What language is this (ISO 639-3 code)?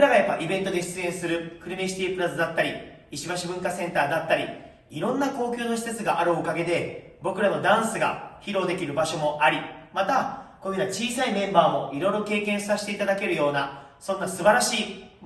jpn